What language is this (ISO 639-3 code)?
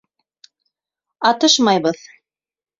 bak